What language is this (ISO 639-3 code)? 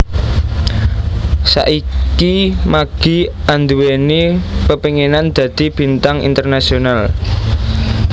jav